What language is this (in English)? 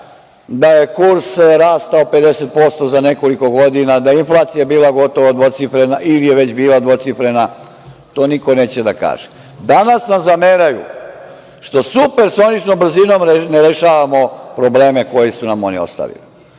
Serbian